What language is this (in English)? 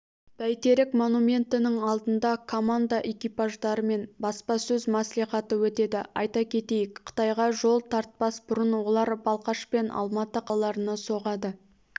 Kazakh